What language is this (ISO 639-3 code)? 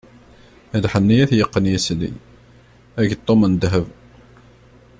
kab